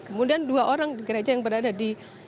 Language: Indonesian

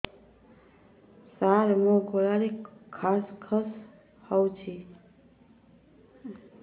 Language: Odia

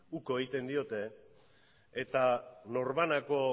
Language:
Basque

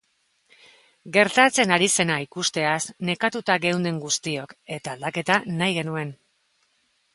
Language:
Basque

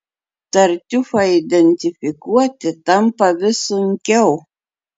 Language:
Lithuanian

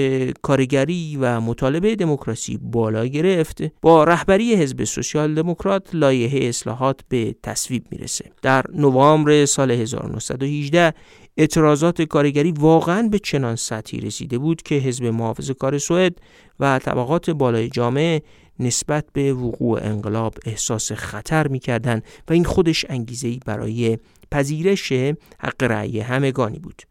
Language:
Persian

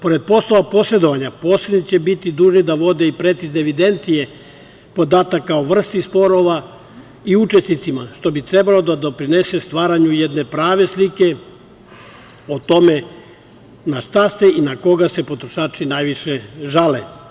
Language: Serbian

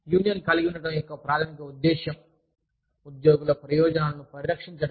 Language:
Telugu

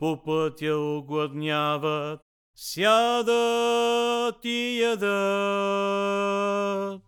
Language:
Bulgarian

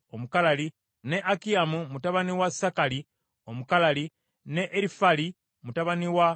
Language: Ganda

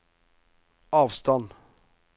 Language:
Norwegian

